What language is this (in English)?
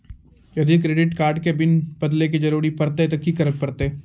Maithili